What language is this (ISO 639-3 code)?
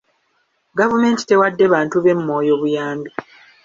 lug